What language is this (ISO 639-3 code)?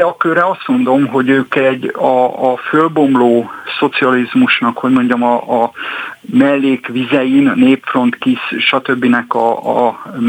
hun